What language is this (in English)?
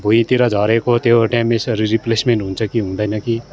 Nepali